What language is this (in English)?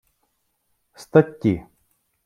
Ukrainian